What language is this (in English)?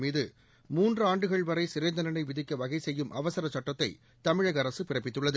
Tamil